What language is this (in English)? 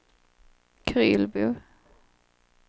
Swedish